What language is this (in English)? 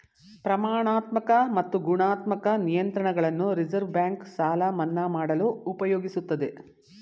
Kannada